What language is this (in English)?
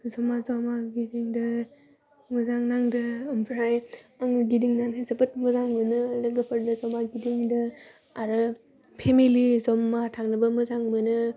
Bodo